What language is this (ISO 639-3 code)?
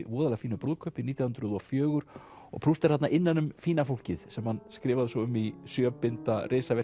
isl